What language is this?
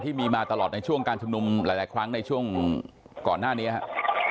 Thai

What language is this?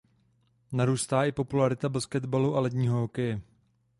Czech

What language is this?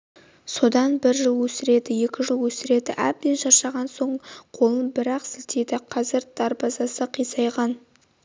Kazakh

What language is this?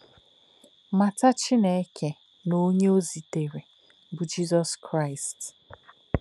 Igbo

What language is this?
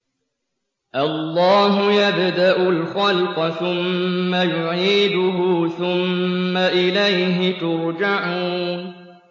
Arabic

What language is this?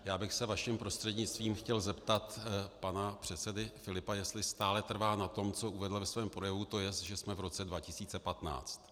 Czech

